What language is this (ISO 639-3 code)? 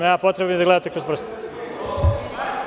srp